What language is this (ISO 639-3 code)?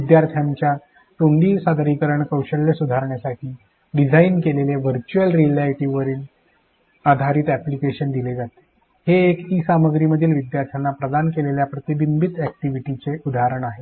mar